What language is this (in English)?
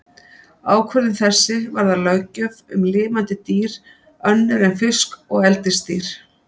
Icelandic